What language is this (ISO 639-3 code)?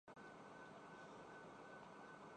urd